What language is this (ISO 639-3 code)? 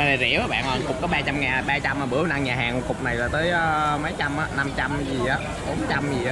vie